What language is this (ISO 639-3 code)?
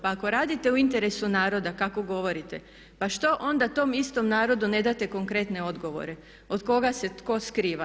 hrv